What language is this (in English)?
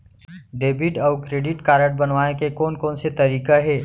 Chhattisgarhi